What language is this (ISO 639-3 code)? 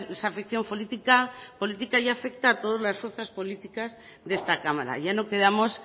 spa